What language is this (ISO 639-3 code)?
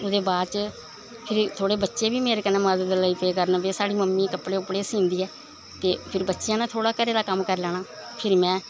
doi